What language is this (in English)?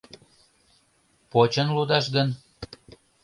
Mari